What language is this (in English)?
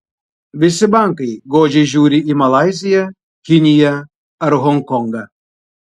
Lithuanian